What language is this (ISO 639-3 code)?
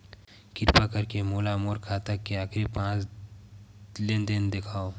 hne